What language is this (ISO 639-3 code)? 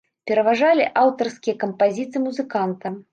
bel